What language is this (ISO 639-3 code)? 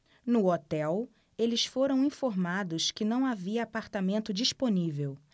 por